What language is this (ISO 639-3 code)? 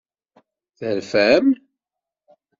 kab